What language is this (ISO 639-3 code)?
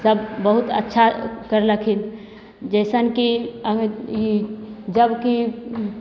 mai